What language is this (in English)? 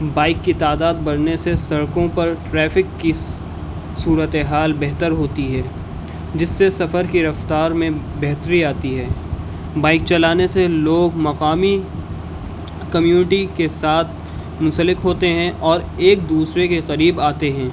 Urdu